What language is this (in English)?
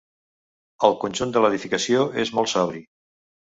Catalan